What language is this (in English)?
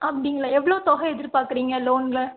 Tamil